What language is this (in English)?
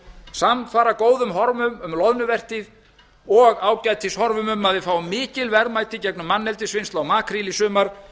Icelandic